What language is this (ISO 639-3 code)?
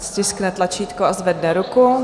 ces